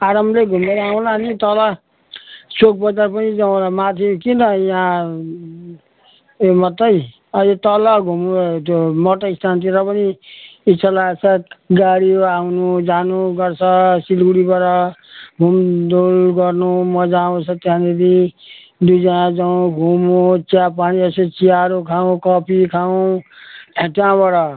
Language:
Nepali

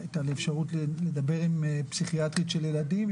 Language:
Hebrew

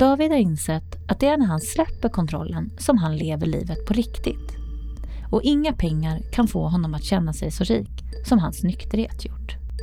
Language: Swedish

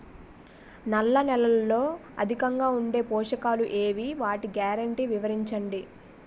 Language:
Telugu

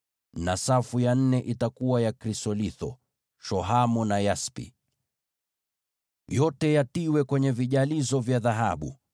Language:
Swahili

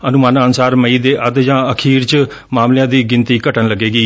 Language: Punjabi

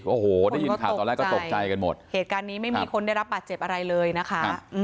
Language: Thai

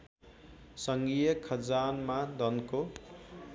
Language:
Nepali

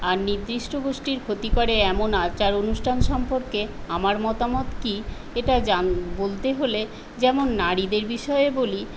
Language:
Bangla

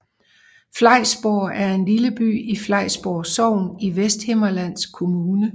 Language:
Danish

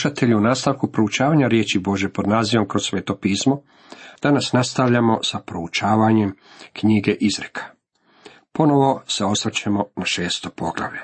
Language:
Croatian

